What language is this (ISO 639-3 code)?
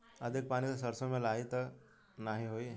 bho